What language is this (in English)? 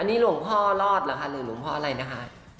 Thai